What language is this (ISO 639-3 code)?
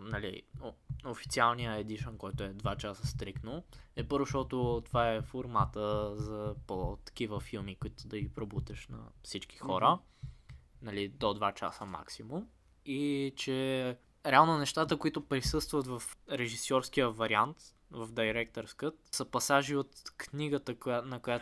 bul